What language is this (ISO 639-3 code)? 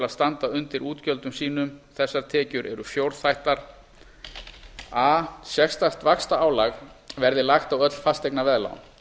isl